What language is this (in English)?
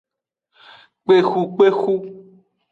Aja (Benin)